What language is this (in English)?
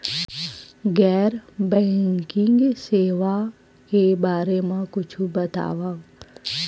Chhattisgarhi